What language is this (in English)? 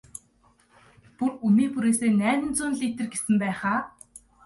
Mongolian